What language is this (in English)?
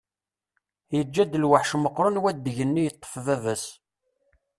Kabyle